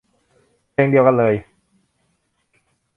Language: Thai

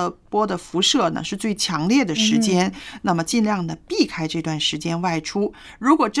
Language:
Chinese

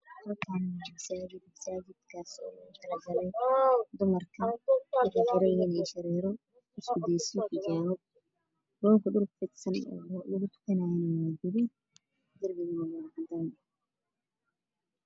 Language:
Somali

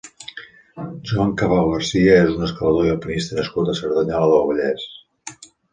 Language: Catalan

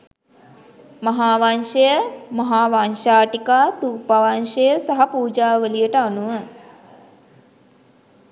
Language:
Sinhala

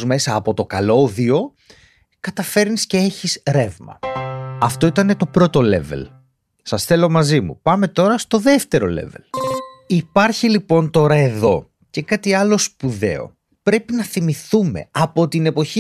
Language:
Greek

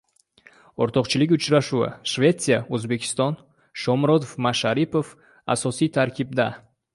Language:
Uzbek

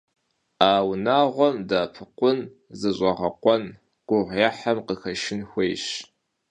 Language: Kabardian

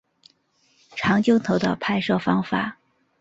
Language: Chinese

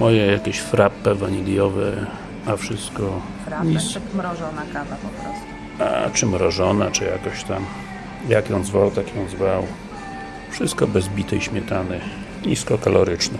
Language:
Polish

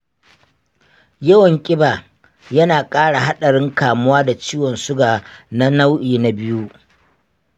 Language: Hausa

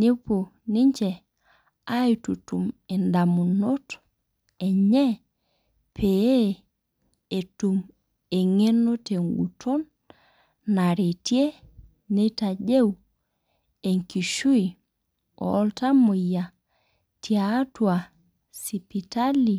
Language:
Masai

